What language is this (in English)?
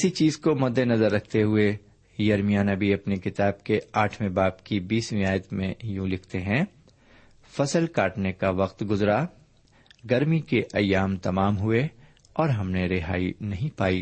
Urdu